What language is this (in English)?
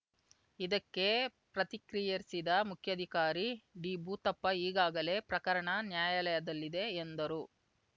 Kannada